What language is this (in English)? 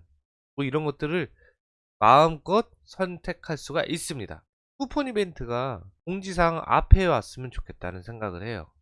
Korean